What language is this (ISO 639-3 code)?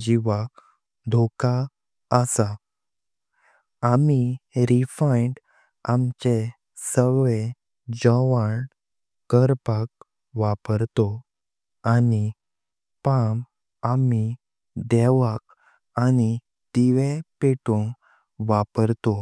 kok